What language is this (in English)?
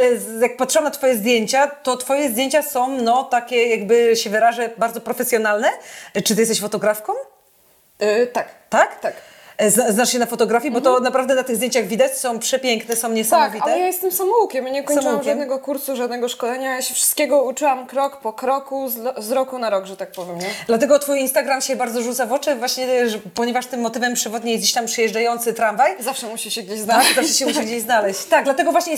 Polish